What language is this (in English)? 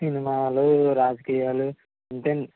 Telugu